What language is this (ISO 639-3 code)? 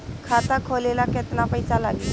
bho